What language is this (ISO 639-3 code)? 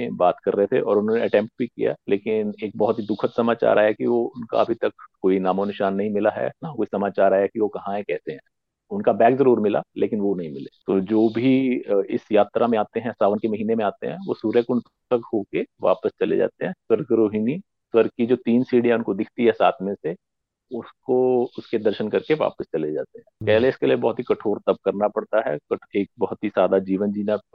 hin